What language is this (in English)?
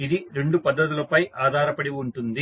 Telugu